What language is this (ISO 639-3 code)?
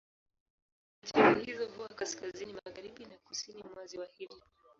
swa